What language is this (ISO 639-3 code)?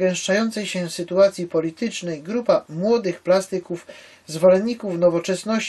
pol